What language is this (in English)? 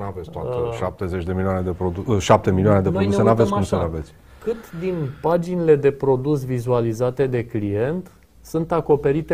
Romanian